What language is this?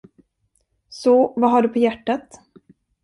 Swedish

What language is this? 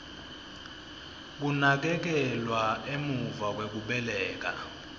Swati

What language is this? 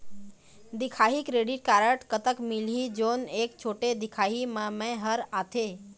Chhattisgarhi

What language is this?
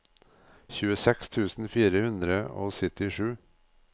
Norwegian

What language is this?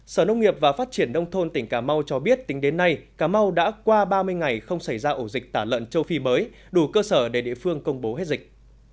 Vietnamese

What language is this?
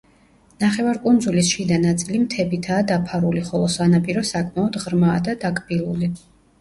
Georgian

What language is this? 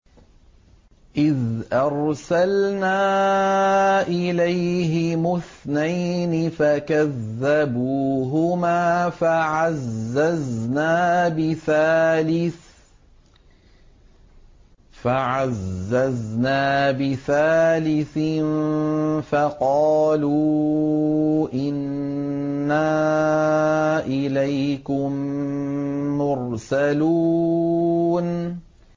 Arabic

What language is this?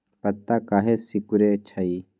Magahi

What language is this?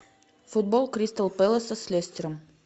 Russian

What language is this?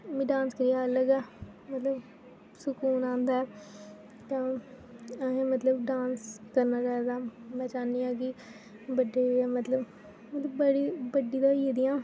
Dogri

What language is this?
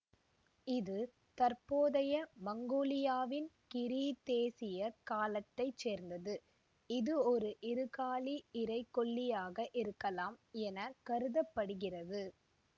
Tamil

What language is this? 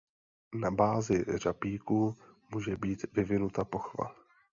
Czech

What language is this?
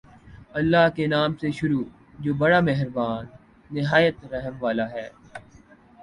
Urdu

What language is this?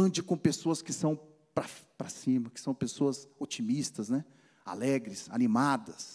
Portuguese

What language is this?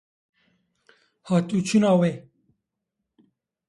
Kurdish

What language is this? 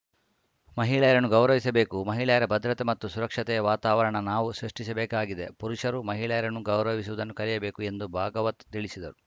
Kannada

